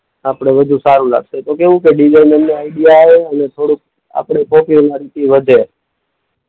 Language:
Gujarati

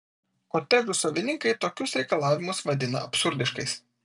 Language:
Lithuanian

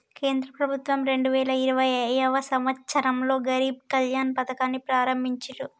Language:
Telugu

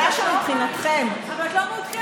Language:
Hebrew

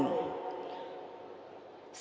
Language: Indonesian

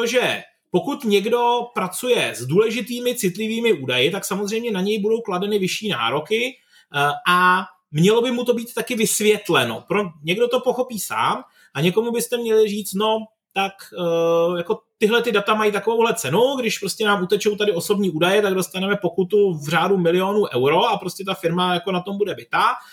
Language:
Czech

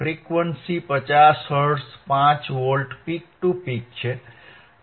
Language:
Gujarati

